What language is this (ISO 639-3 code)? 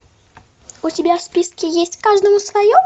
rus